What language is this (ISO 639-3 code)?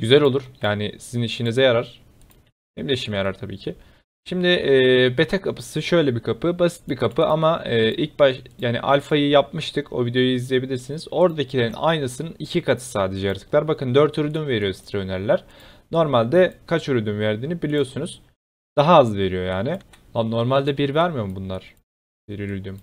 tur